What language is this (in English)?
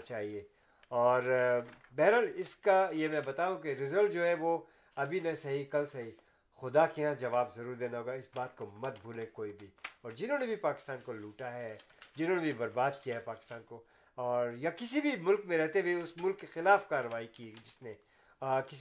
Urdu